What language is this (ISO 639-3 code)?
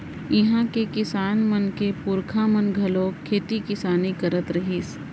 hne